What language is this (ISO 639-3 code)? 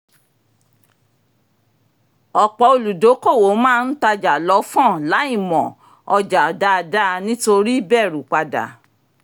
yor